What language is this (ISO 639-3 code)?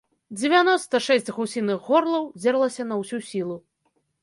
bel